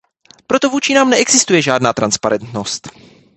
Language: Czech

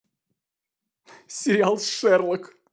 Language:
Russian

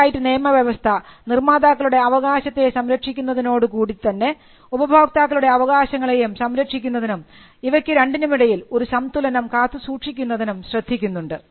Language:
Malayalam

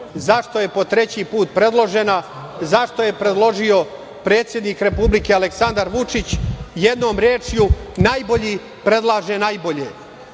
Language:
Serbian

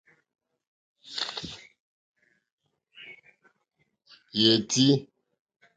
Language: Mokpwe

